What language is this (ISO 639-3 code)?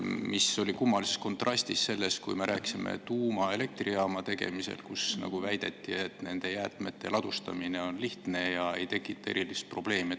est